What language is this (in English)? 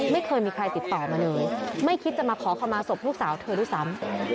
Thai